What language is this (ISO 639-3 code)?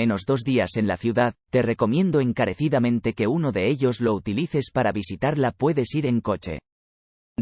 spa